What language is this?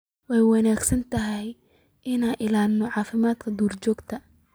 Somali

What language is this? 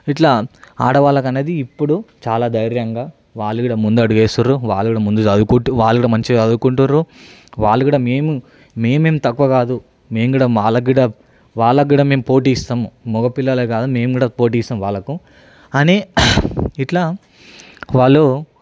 Telugu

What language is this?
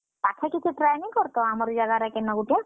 Odia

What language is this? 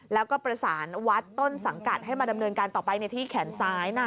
Thai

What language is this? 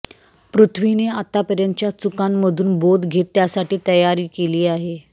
Marathi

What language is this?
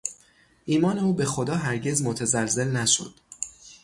Persian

